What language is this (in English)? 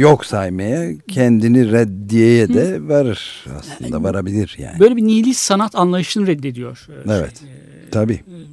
Turkish